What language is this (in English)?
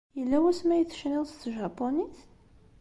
Kabyle